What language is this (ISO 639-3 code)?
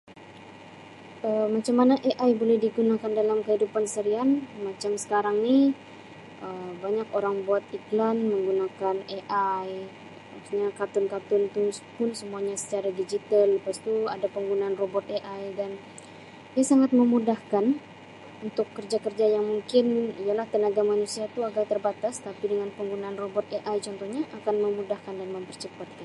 msi